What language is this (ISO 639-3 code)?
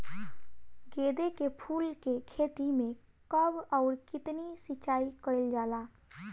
bho